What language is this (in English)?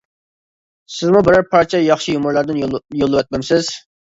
Uyghur